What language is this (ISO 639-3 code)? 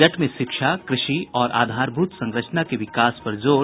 hin